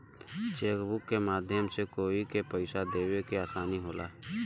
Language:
Bhojpuri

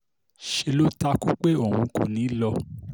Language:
Yoruba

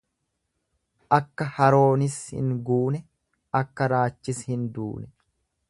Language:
Oromo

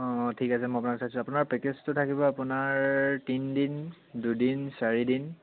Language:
Assamese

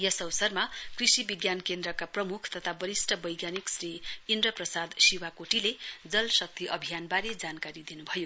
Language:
Nepali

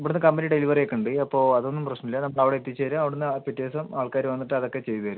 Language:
Malayalam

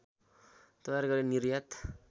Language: Nepali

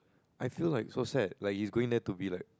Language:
English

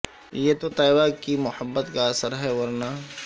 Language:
Urdu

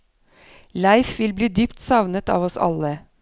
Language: Norwegian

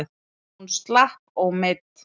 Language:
Icelandic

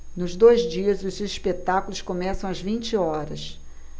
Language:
Portuguese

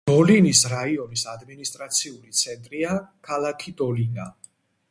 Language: Georgian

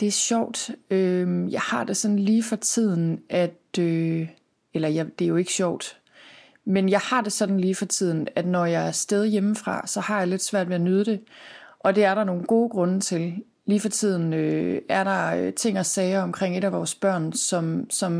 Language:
Danish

